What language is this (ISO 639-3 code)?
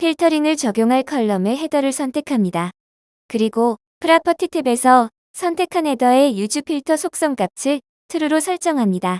kor